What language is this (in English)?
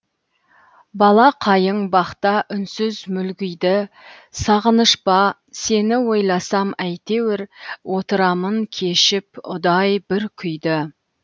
Kazakh